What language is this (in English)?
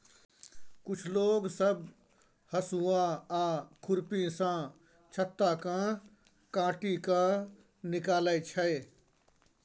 Maithili